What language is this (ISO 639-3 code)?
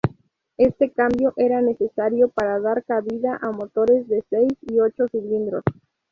spa